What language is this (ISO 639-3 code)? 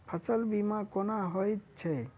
mai